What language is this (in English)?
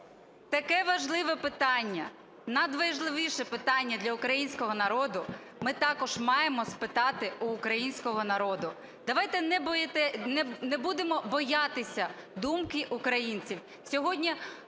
Ukrainian